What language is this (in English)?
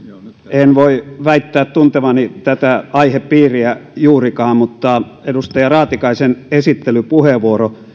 Finnish